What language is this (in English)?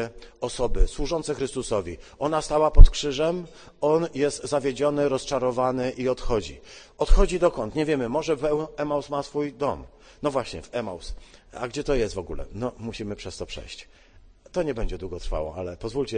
Polish